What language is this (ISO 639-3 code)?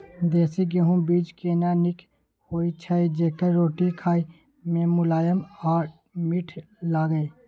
mai